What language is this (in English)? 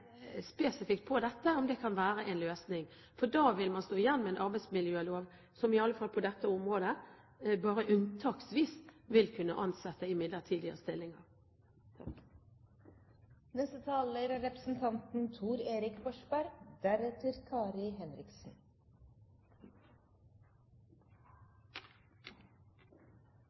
Norwegian Bokmål